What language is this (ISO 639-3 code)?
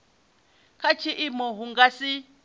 ven